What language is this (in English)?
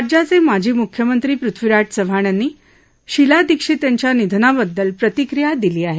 Marathi